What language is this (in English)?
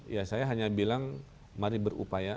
Indonesian